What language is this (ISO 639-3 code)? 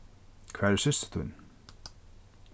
fao